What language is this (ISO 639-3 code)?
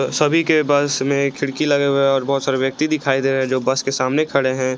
hin